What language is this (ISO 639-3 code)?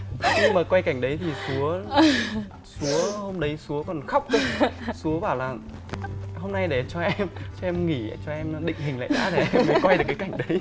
vie